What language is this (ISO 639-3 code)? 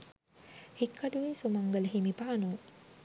sin